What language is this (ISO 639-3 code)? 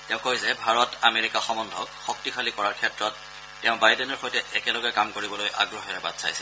asm